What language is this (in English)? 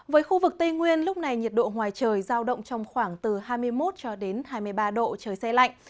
Vietnamese